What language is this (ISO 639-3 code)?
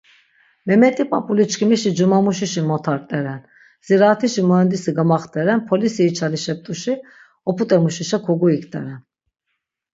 lzz